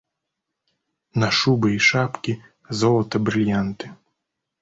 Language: Belarusian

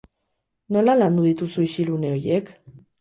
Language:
Basque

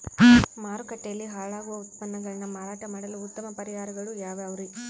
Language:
Kannada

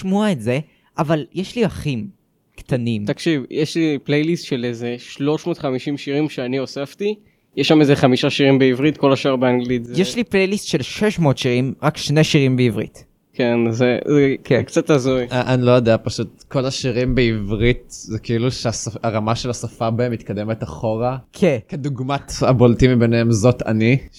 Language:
Hebrew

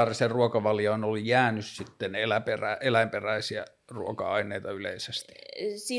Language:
Finnish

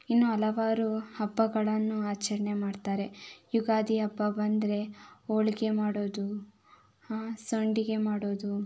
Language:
Kannada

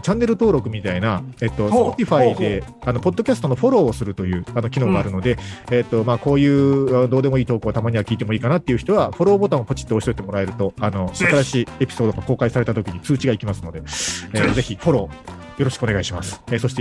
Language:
Japanese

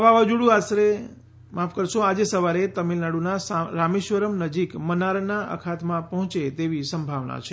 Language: Gujarati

